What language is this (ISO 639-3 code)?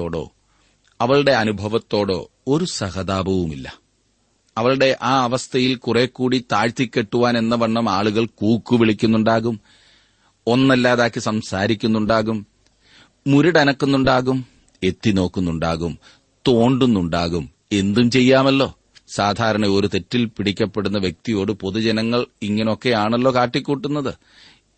mal